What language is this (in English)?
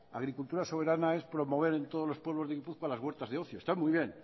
Spanish